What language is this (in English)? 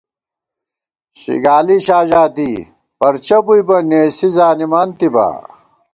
Gawar-Bati